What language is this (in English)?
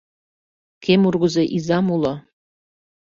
Mari